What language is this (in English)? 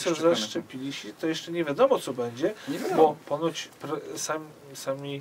Polish